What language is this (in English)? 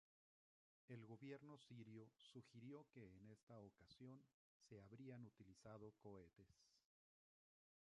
Spanish